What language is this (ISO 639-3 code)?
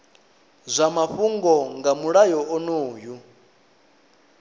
ven